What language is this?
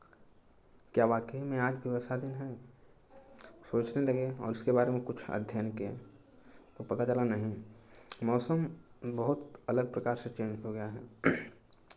Hindi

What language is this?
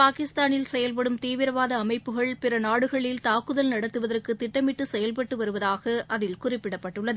Tamil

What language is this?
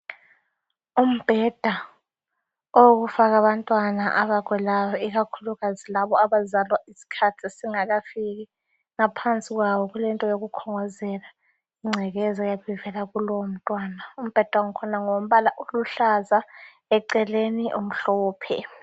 North Ndebele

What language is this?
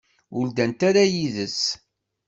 Kabyle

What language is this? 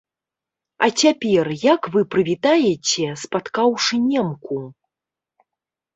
Belarusian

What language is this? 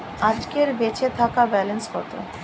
Bangla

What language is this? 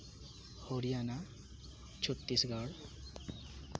Santali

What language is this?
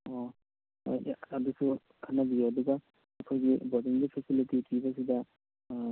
Manipuri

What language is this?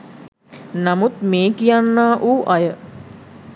Sinhala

